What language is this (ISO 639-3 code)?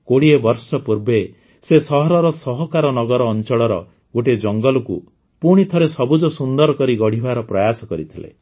ori